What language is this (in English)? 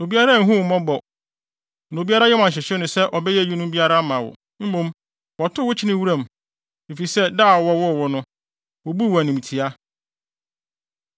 Akan